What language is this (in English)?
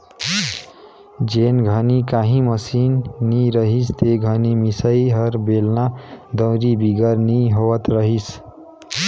Chhattisgarhi